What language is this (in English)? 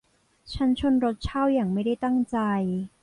Thai